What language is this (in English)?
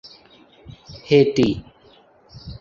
Urdu